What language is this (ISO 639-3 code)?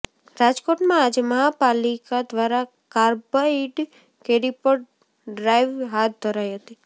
guj